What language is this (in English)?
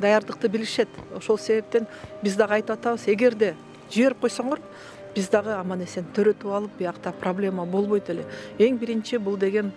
Turkish